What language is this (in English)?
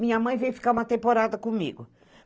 Portuguese